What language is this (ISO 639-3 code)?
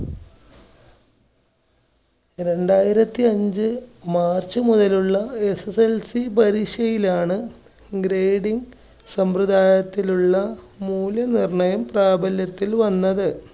mal